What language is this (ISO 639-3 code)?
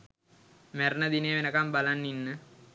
sin